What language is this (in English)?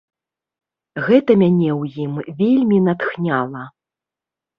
Belarusian